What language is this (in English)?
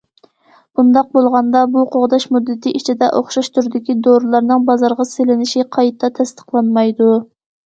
Uyghur